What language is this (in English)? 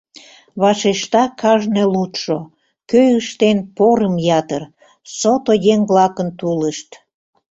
Mari